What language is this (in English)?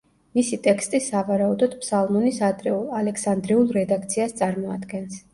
Georgian